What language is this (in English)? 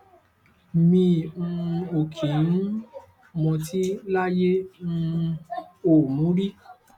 Yoruba